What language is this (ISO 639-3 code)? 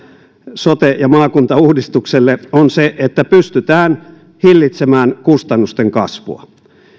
fin